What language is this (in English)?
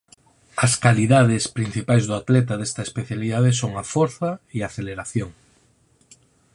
Galician